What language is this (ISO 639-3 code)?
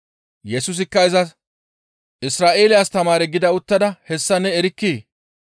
gmv